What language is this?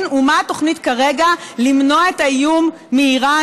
Hebrew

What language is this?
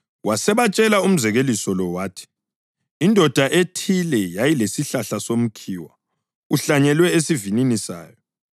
North Ndebele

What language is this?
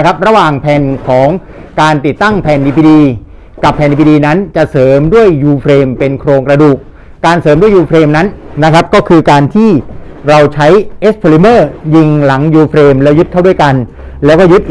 Thai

